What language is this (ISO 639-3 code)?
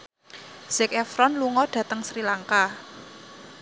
jav